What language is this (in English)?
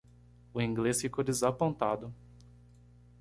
Portuguese